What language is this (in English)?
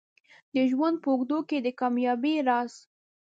Pashto